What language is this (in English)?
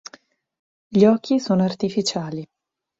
Italian